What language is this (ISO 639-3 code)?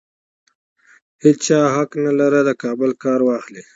pus